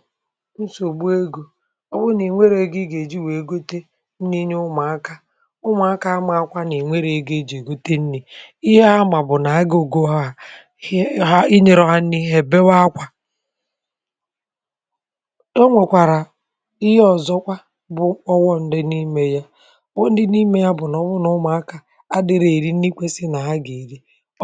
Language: Igbo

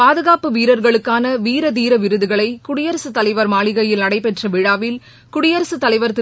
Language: Tamil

